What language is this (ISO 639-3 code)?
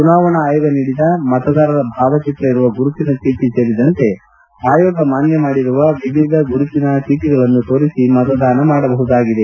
kan